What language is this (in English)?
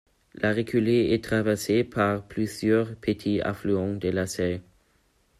French